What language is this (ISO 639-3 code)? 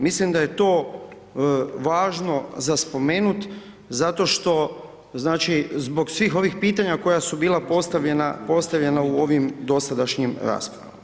hrv